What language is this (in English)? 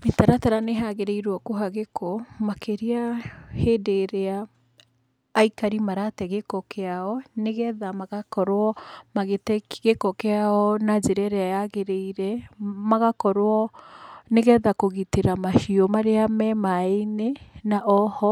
Kikuyu